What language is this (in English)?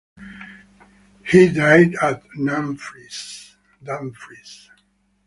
English